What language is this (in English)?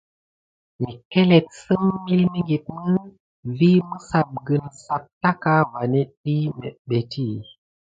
Gidar